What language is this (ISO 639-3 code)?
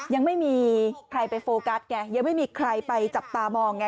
tha